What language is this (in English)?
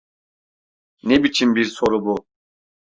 Turkish